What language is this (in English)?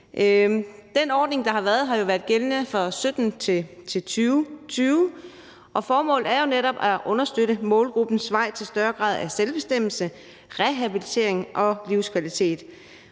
Danish